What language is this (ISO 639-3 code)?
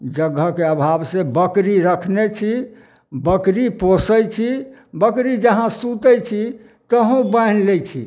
mai